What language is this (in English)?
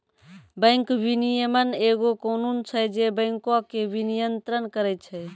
Maithili